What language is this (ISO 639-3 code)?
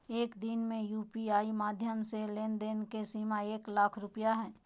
mag